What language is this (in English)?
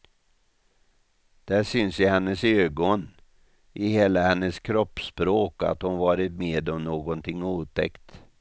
Swedish